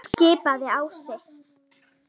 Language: Icelandic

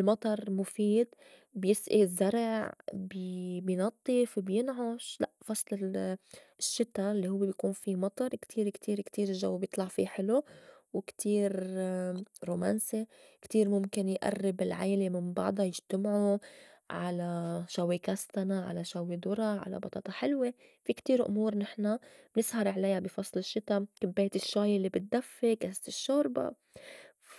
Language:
North Levantine Arabic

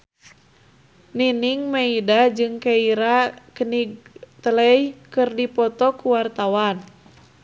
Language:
Sundanese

